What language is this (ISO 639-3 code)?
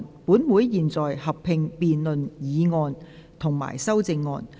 yue